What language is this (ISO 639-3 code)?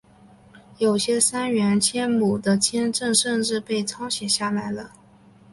zho